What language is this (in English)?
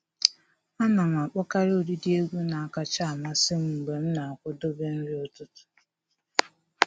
Igbo